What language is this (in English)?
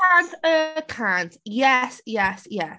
Welsh